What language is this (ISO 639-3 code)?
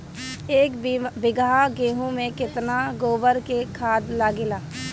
bho